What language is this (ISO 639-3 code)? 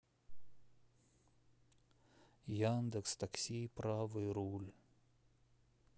rus